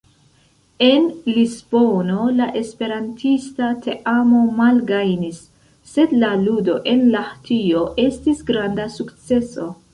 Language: Esperanto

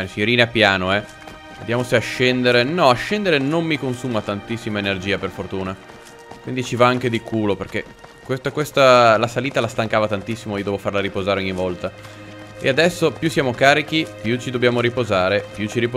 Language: Italian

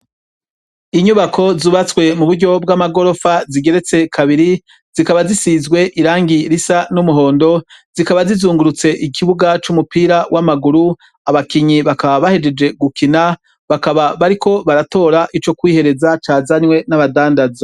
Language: Rundi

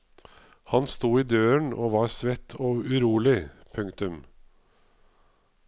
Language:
Norwegian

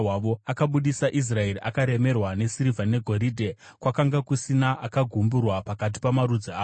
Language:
Shona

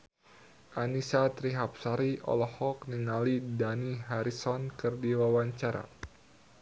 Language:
Sundanese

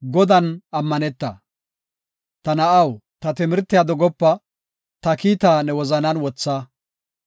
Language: Gofa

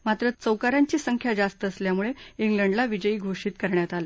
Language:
Marathi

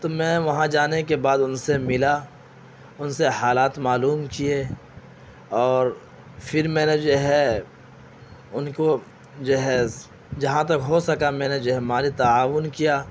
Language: Urdu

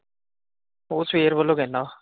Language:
Punjabi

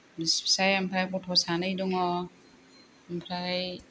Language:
Bodo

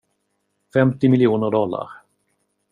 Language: Swedish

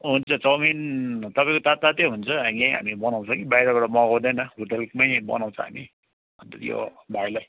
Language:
Nepali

